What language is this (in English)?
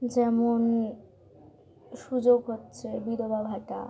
Bangla